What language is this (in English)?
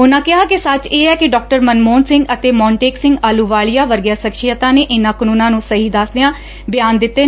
Punjabi